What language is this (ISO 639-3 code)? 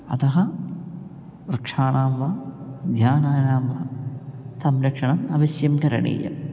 san